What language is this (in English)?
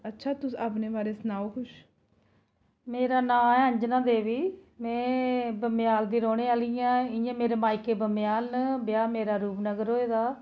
Dogri